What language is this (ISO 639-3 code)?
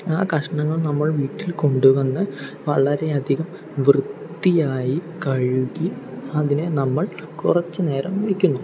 mal